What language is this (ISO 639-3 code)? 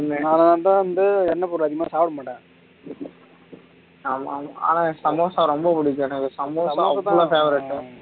tam